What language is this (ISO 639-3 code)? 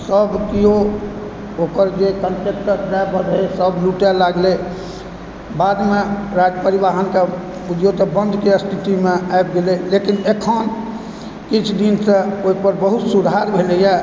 mai